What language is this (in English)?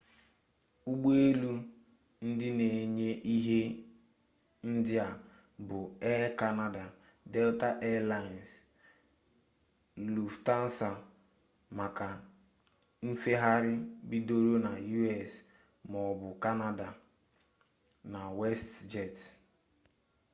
Igbo